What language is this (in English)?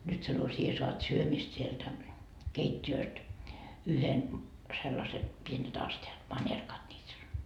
Finnish